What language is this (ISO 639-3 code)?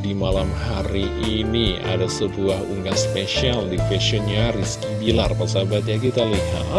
ind